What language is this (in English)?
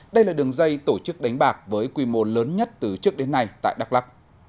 Vietnamese